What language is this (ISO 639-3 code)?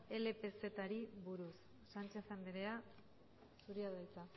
eus